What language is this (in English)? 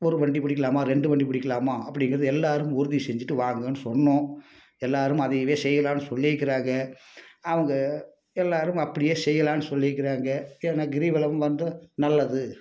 Tamil